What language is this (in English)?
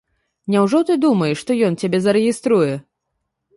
Belarusian